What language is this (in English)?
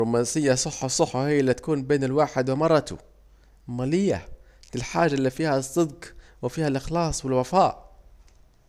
Saidi Arabic